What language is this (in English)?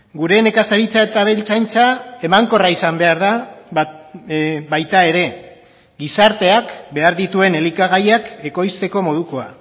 Basque